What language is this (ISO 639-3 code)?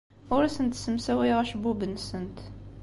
kab